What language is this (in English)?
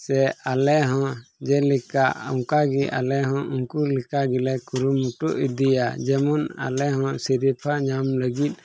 Santali